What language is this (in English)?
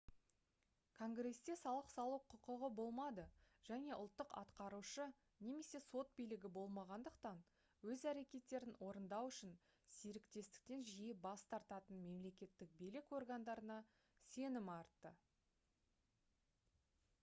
Kazakh